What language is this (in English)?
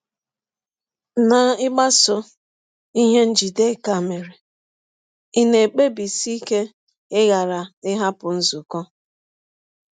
Igbo